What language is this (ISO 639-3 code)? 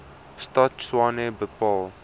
afr